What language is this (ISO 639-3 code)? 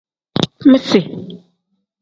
kdh